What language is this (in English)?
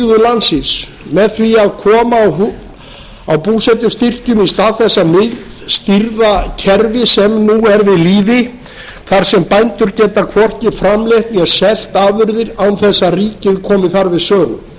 Icelandic